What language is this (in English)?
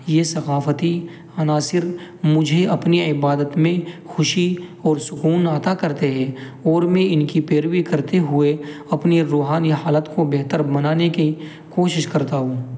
Urdu